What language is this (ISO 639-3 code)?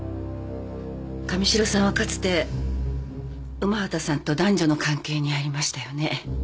jpn